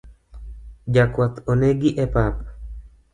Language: Luo (Kenya and Tanzania)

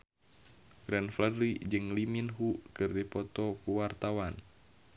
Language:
Sundanese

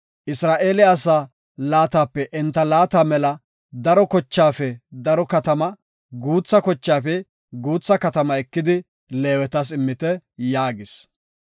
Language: Gofa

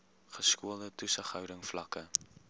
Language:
Afrikaans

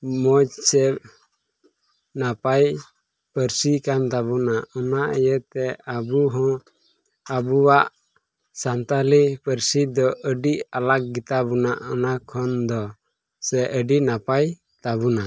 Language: Santali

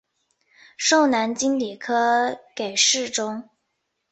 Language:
Chinese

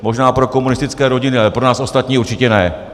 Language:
Czech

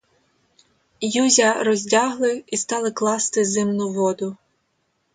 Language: Ukrainian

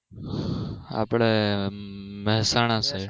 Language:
Gujarati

